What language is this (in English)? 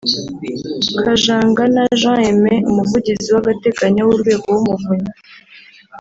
Kinyarwanda